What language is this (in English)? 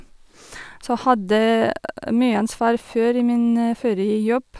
Norwegian